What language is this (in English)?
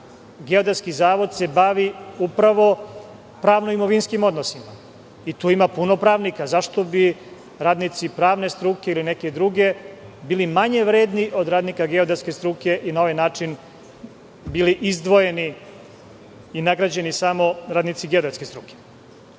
Serbian